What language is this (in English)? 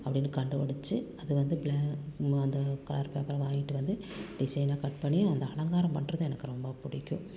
Tamil